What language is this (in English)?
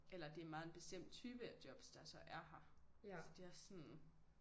Danish